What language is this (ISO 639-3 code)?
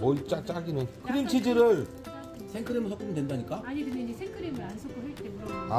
kor